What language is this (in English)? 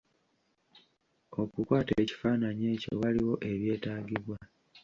Ganda